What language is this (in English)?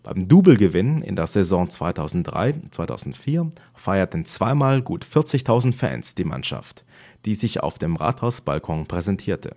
German